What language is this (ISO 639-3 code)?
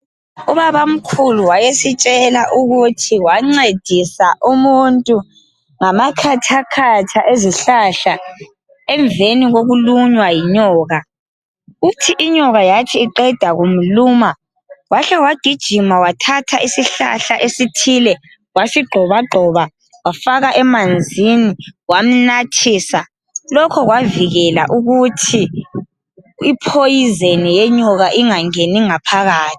nde